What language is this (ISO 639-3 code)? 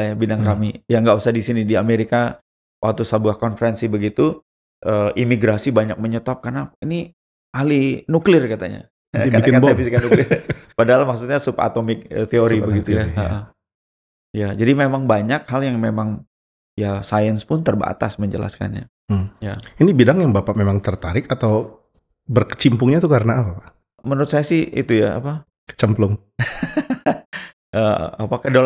ind